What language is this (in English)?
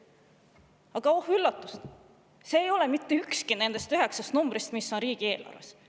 Estonian